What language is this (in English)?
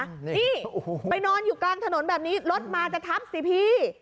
Thai